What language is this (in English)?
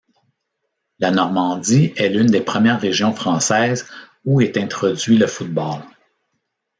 French